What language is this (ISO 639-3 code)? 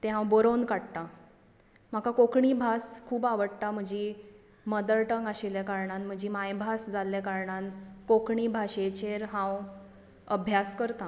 kok